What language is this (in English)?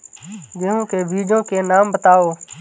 Hindi